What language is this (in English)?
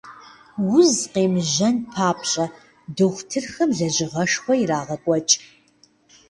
Kabardian